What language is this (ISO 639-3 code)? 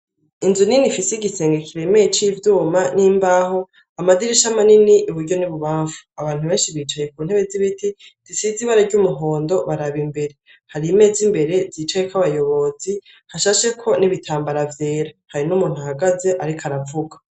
run